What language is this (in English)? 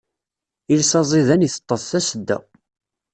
Kabyle